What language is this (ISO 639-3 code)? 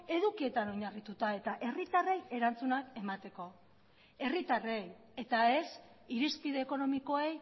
eus